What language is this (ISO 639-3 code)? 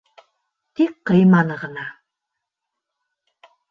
bak